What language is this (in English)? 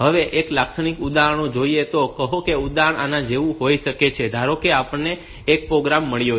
Gujarati